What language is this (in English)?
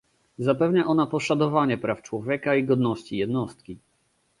Polish